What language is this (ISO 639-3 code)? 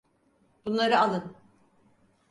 tur